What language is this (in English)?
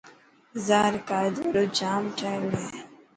Dhatki